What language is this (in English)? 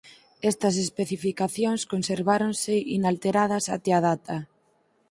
Galician